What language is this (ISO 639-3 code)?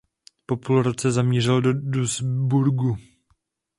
ces